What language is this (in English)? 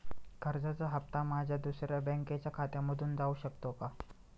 Marathi